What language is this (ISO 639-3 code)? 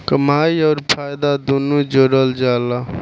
bho